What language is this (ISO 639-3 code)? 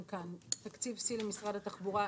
heb